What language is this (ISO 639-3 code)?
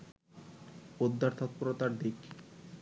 ben